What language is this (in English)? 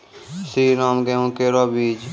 Maithili